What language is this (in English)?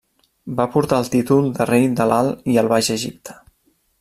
Catalan